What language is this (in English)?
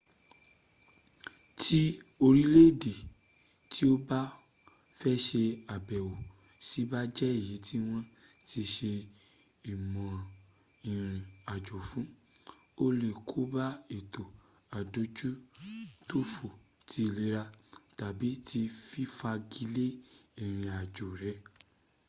Yoruba